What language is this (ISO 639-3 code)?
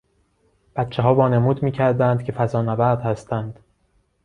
fas